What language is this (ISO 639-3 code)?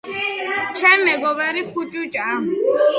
kat